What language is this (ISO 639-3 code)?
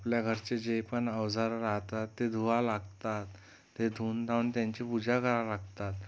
mar